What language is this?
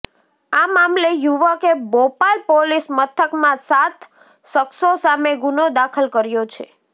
Gujarati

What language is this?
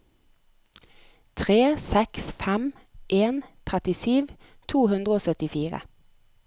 Norwegian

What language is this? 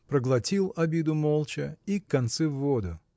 Russian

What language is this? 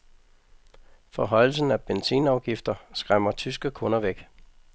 Danish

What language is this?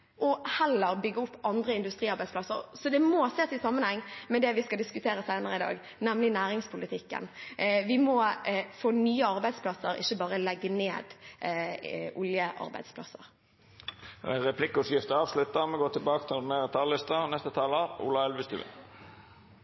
Norwegian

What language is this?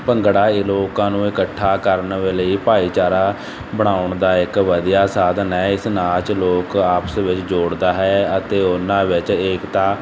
Punjabi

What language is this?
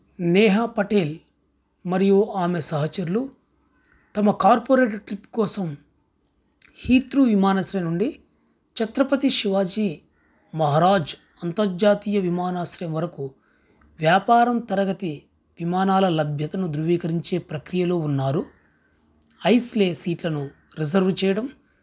Telugu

